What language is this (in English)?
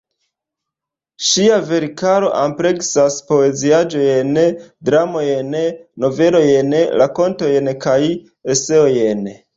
Esperanto